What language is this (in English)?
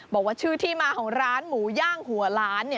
Thai